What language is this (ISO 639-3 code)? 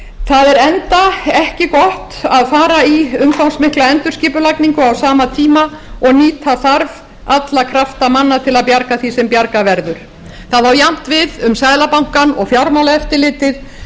isl